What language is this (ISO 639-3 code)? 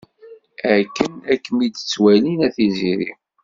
kab